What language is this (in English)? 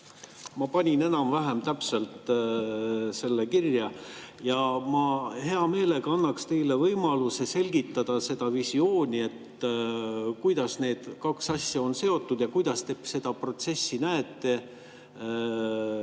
Estonian